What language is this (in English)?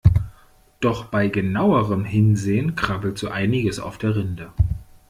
German